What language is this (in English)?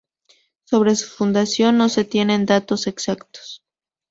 Spanish